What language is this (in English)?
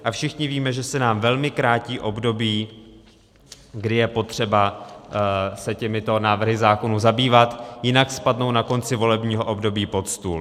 Czech